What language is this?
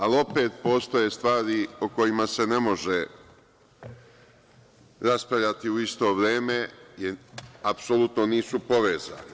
Serbian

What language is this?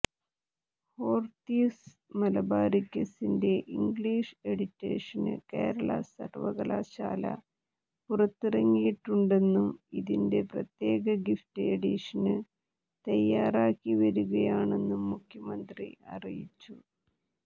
Malayalam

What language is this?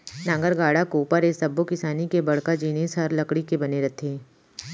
Chhattisgarhi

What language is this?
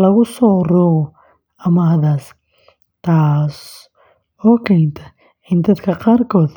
Somali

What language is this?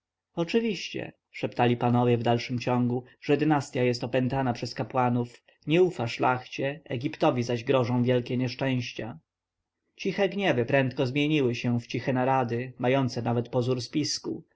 Polish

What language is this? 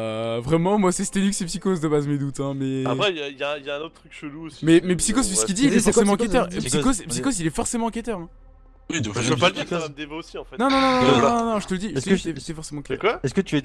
French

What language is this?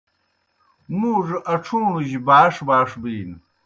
Kohistani Shina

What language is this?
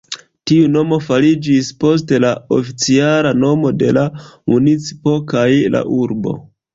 Esperanto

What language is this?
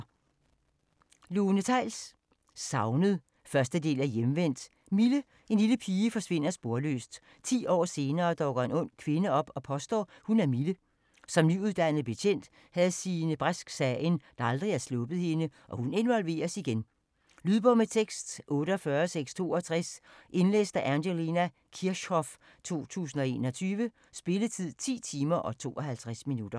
Danish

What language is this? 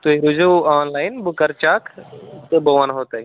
Kashmiri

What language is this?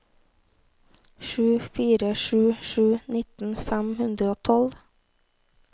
Norwegian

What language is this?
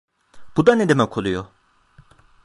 Turkish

